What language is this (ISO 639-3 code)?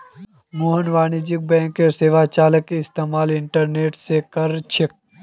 mag